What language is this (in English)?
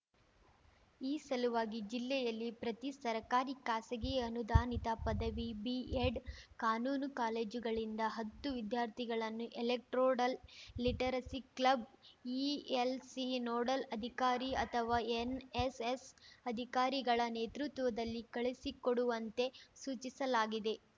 Kannada